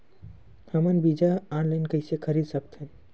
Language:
Chhattisgarhi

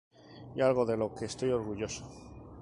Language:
Spanish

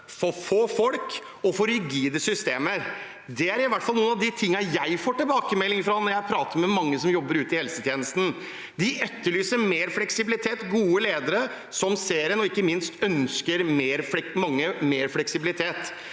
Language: Norwegian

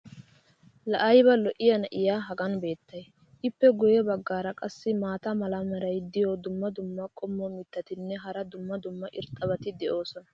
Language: Wolaytta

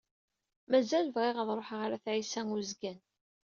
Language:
Kabyle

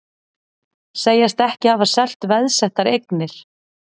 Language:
Icelandic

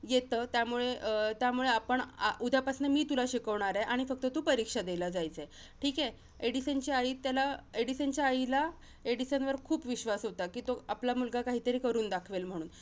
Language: Marathi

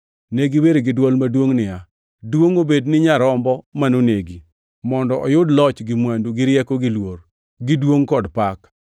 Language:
Luo (Kenya and Tanzania)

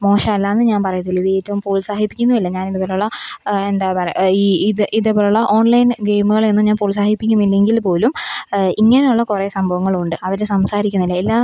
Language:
Malayalam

